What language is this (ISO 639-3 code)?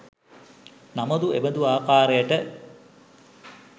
sin